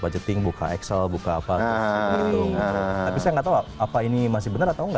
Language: Indonesian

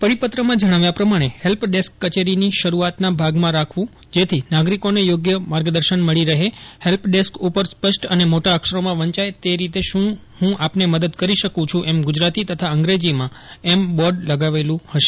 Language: Gujarati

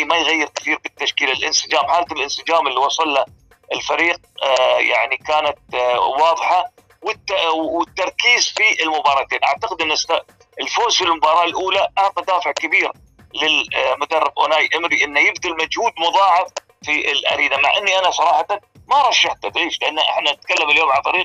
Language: Arabic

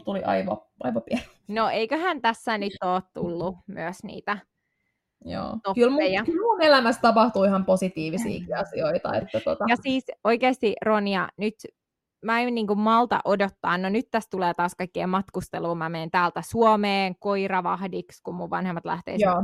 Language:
Finnish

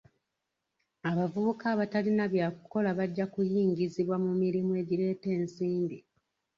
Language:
Ganda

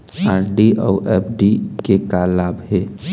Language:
Chhattisgarhi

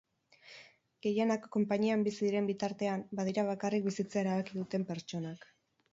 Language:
Basque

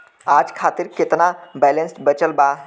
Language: Bhojpuri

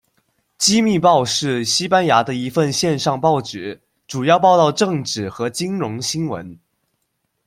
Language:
Chinese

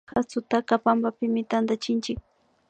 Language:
Imbabura Highland Quichua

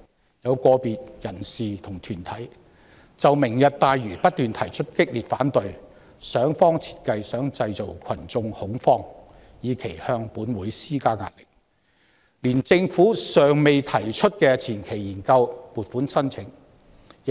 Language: Cantonese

